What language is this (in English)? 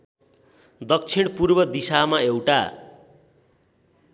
Nepali